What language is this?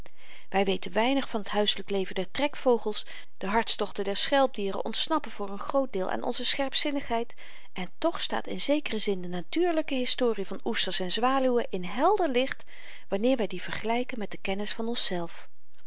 Dutch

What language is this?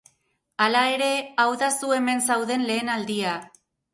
Basque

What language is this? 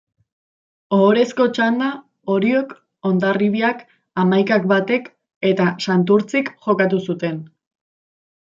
Basque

